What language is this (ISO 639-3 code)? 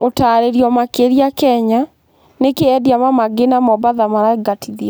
kik